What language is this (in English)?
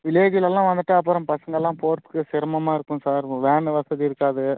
Tamil